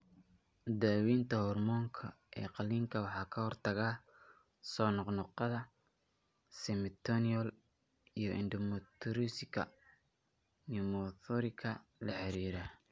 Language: Somali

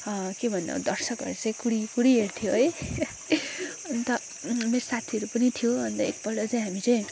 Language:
Nepali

